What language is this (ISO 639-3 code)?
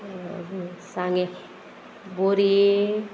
kok